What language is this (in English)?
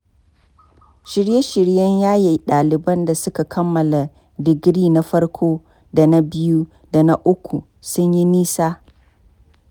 Hausa